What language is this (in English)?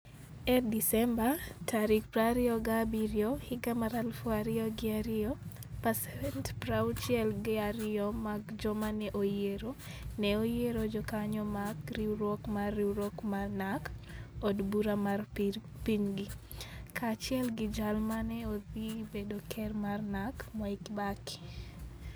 Luo (Kenya and Tanzania)